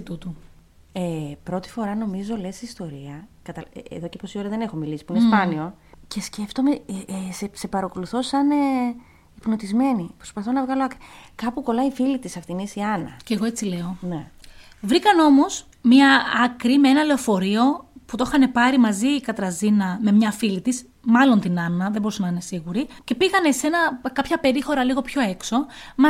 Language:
Greek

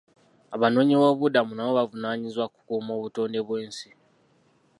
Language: Ganda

